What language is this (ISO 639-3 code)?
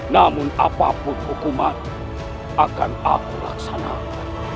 ind